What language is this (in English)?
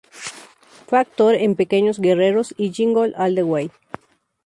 Spanish